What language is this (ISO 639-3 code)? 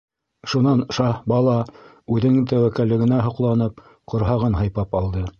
bak